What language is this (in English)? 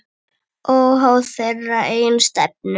Icelandic